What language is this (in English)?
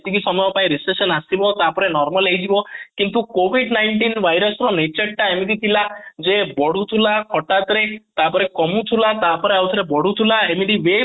Odia